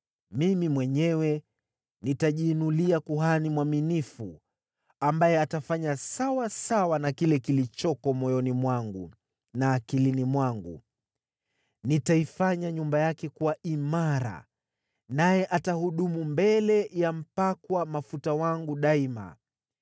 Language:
Swahili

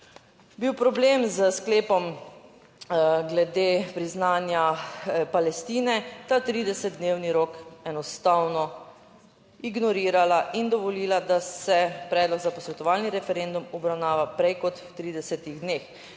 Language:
Slovenian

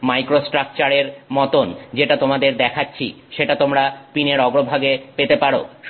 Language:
Bangla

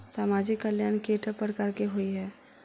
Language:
Maithili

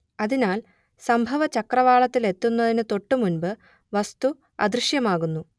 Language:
Malayalam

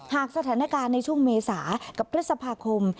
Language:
Thai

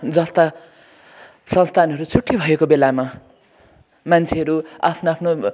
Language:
Nepali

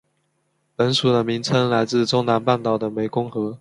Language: Chinese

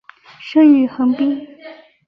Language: Chinese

